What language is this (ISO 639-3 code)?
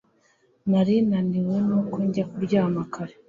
kin